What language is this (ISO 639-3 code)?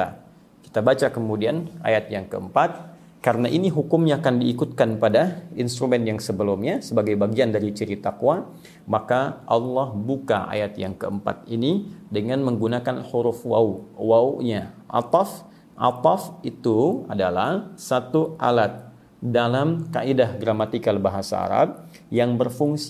ind